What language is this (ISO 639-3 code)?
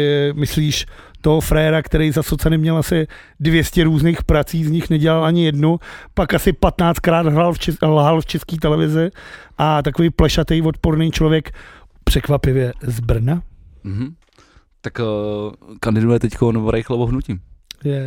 ces